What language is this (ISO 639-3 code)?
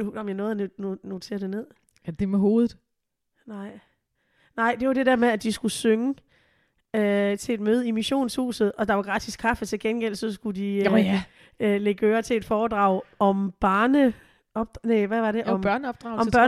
dan